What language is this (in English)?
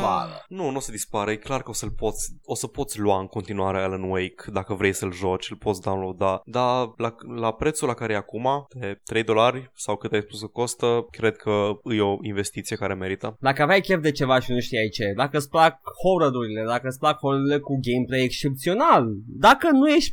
Romanian